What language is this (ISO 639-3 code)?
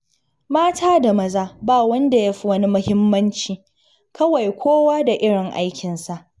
hau